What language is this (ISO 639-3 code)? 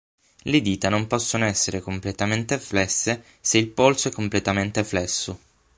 ita